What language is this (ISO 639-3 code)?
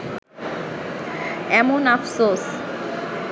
ben